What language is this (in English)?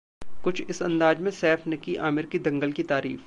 Hindi